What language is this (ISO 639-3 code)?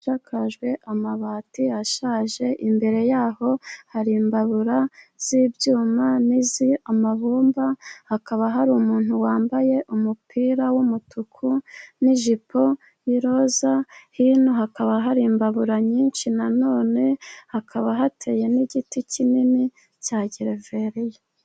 kin